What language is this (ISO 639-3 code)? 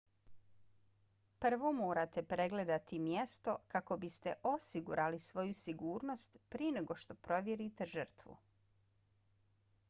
bos